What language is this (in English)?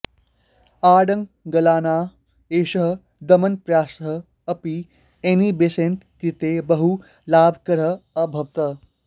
Sanskrit